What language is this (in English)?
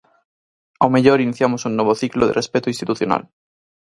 Galician